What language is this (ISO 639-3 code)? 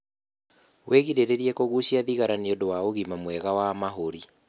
kik